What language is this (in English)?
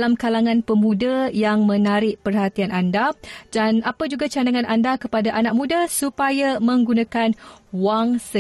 Malay